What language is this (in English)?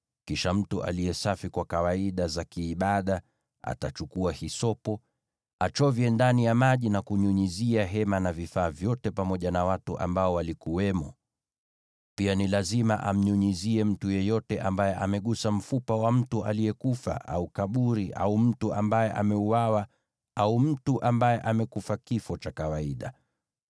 Swahili